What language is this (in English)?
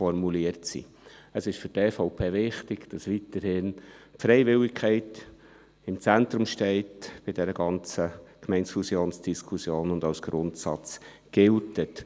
Swiss German